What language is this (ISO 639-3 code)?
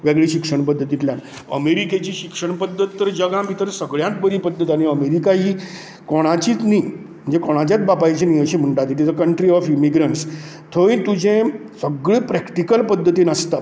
kok